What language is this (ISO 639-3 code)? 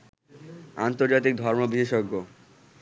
ben